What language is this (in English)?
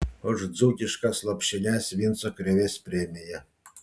Lithuanian